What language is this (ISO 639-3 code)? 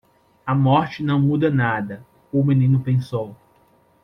por